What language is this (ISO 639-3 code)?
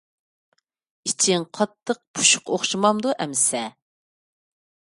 uig